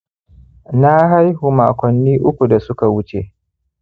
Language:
Hausa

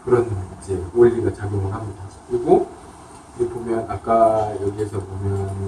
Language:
Korean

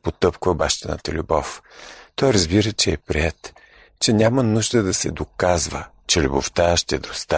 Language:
Bulgarian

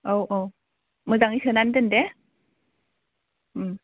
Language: Bodo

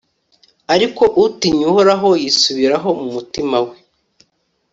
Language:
Kinyarwanda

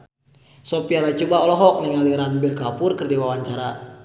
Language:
Sundanese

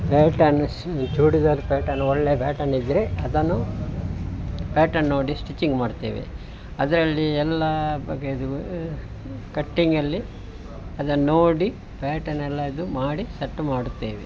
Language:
Kannada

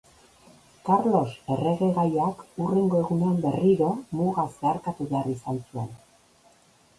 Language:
Basque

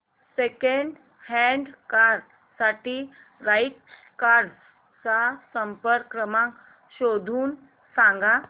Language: Marathi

